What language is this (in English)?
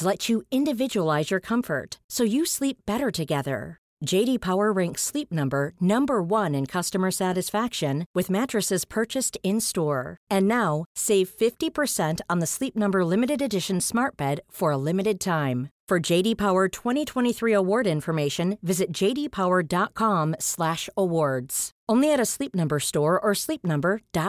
Swedish